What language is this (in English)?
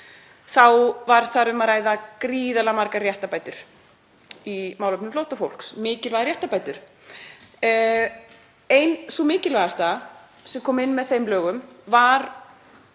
Icelandic